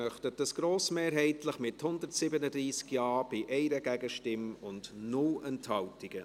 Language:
Swiss German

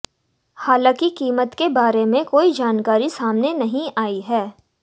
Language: Hindi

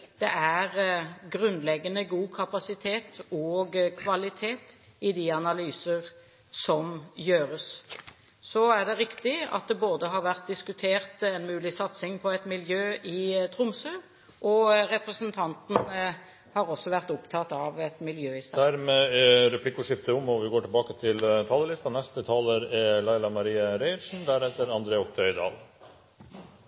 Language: Norwegian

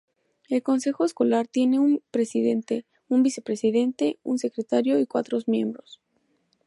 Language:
Spanish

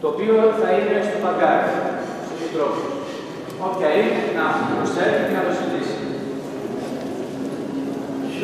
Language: Greek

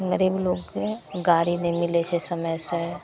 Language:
Maithili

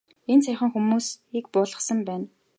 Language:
Mongolian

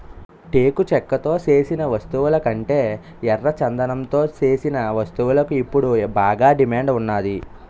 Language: Telugu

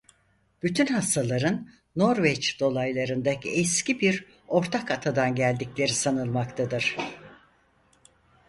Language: Turkish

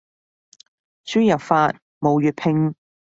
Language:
Cantonese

